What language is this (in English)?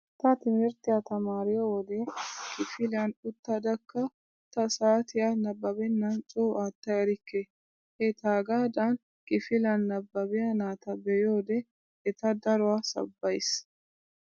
Wolaytta